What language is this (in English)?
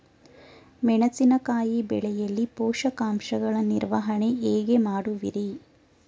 Kannada